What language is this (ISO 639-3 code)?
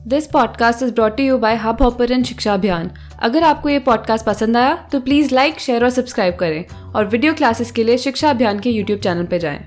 hin